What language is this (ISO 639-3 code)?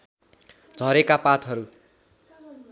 nep